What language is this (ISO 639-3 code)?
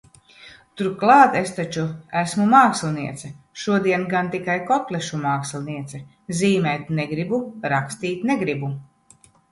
lav